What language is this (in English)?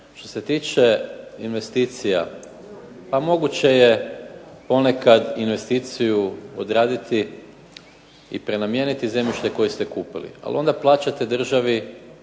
Croatian